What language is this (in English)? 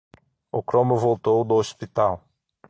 Portuguese